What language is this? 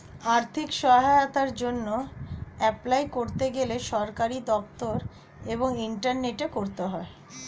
Bangla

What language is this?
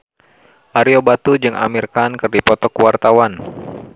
Sundanese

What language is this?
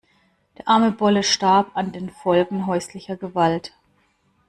German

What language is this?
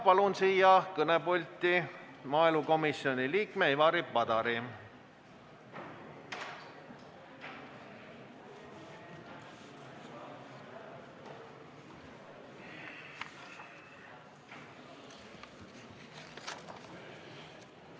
Estonian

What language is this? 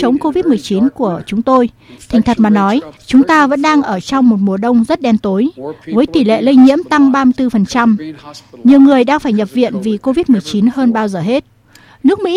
Vietnamese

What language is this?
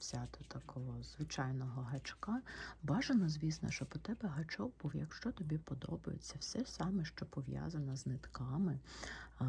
Ukrainian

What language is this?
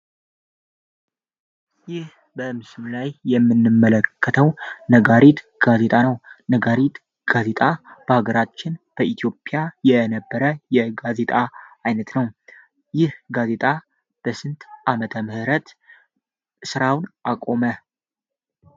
Amharic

